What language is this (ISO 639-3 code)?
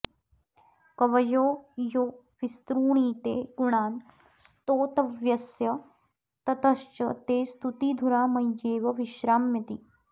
san